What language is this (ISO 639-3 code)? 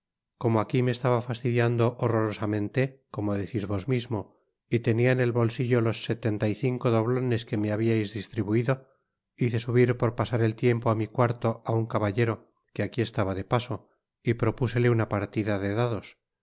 spa